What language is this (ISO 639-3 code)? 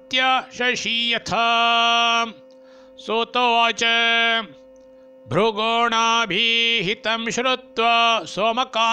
kan